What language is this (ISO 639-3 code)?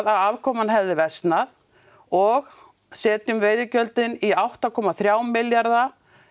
isl